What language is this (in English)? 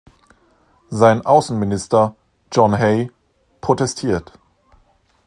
German